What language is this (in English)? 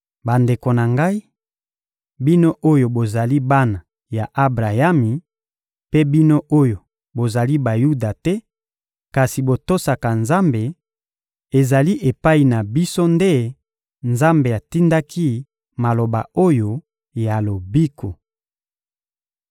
Lingala